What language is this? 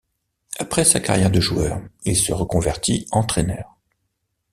French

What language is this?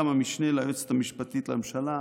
Hebrew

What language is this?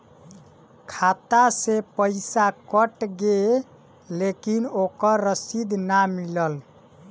Bhojpuri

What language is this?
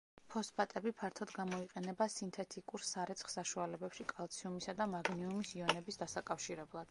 Georgian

